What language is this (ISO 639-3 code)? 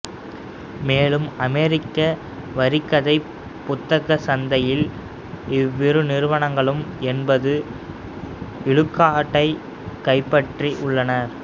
tam